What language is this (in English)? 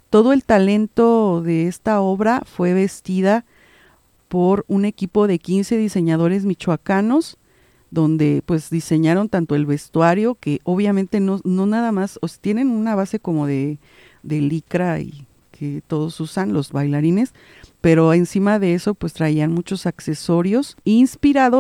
Spanish